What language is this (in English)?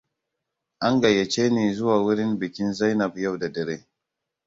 Hausa